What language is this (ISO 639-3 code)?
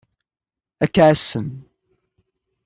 kab